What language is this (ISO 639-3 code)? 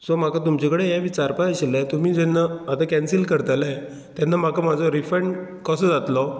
kok